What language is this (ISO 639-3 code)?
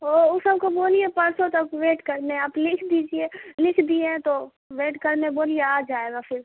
urd